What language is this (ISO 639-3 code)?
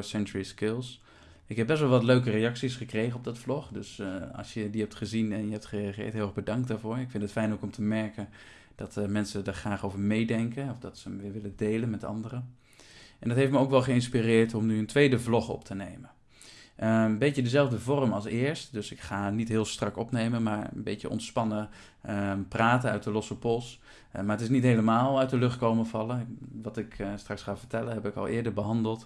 nld